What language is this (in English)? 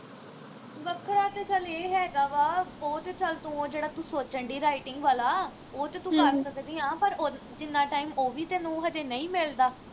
Punjabi